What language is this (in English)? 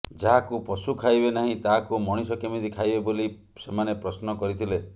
Odia